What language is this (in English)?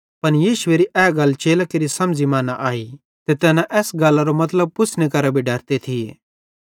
Bhadrawahi